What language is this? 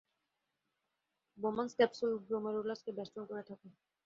Bangla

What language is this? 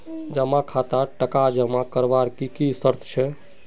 Magahi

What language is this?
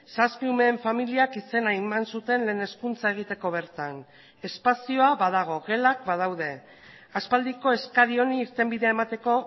Basque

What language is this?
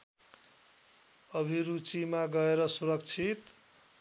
Nepali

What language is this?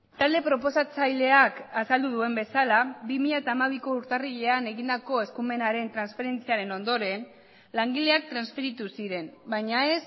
Basque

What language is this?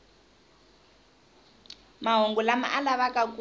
Tsonga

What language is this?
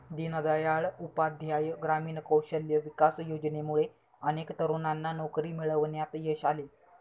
Marathi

